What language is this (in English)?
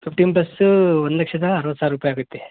Kannada